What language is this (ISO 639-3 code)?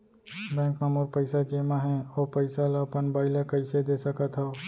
hne